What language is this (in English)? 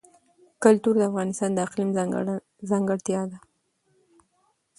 Pashto